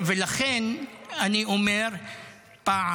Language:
Hebrew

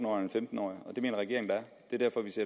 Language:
Danish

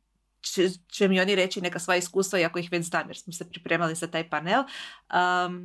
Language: Croatian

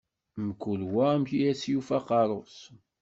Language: Kabyle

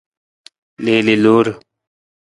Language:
Nawdm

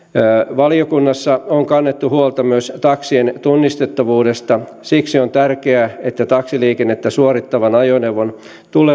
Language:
Finnish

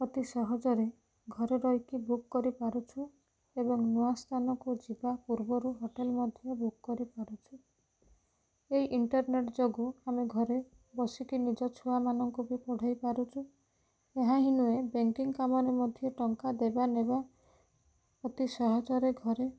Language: Odia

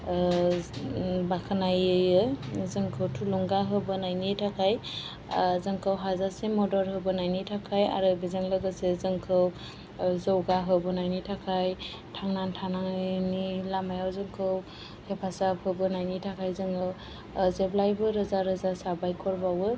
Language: Bodo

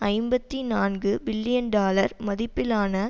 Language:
Tamil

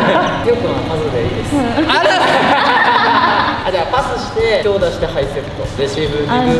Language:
Japanese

